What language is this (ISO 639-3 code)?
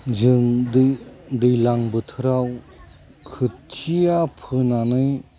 brx